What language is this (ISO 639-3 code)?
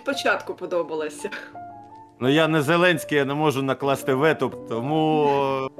ukr